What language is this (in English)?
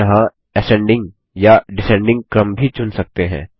Hindi